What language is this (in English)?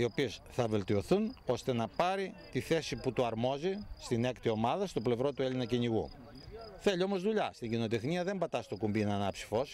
Greek